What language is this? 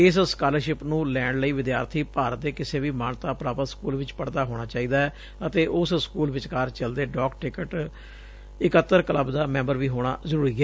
Punjabi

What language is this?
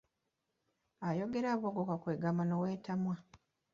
Ganda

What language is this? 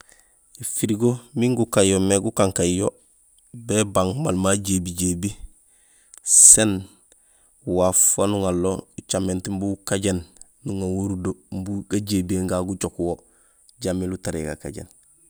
Gusilay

